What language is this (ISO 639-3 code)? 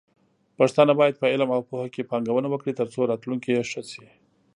pus